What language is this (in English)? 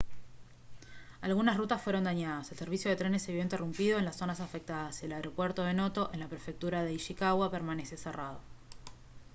Spanish